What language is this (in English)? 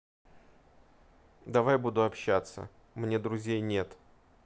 Russian